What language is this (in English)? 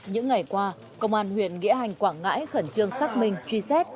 Vietnamese